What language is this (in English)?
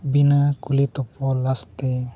Santali